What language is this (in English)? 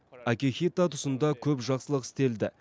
Kazakh